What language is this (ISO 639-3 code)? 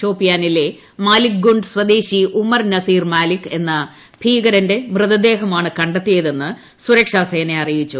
mal